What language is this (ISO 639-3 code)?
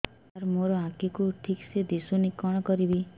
ori